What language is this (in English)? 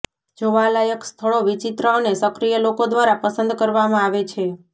Gujarati